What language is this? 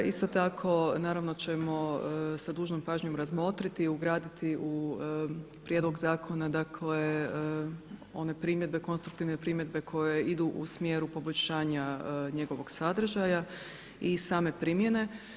Croatian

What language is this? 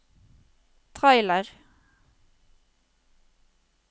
Norwegian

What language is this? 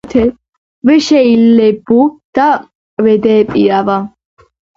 Georgian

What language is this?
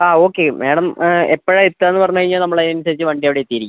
Malayalam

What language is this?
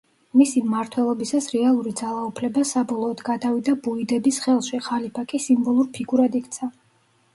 Georgian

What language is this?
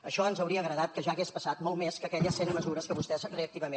Catalan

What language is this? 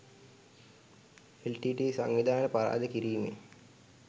Sinhala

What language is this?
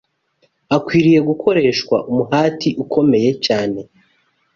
Kinyarwanda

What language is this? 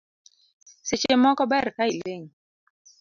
Luo (Kenya and Tanzania)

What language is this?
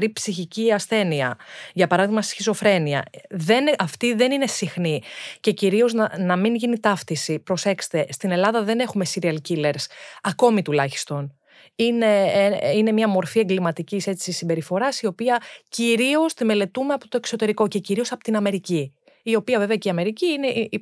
Greek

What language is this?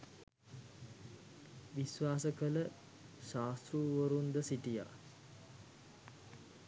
Sinhala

